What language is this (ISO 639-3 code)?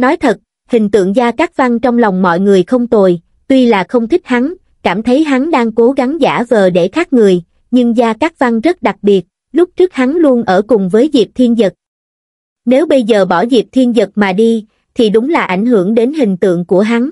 vie